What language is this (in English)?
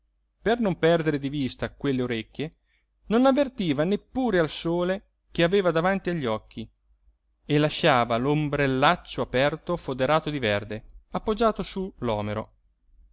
Italian